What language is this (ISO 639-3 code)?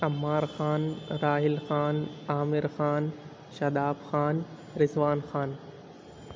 urd